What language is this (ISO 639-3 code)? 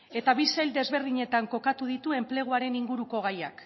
eus